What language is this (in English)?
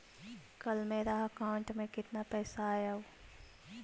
Magahi